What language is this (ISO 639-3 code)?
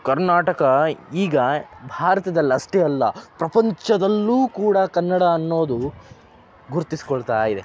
kan